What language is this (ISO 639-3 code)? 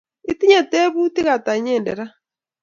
kln